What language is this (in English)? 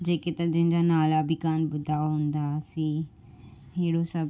Sindhi